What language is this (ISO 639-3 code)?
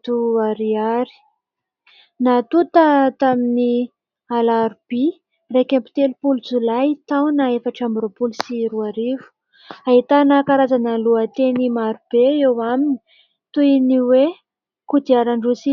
mlg